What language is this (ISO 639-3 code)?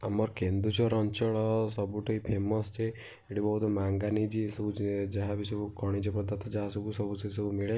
ori